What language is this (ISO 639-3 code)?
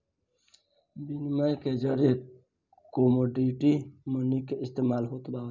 bho